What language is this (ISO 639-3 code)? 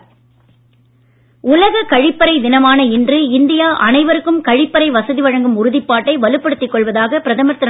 tam